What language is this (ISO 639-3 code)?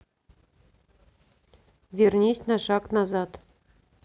rus